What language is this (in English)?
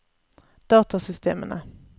Norwegian